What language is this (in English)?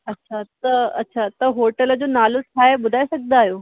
Sindhi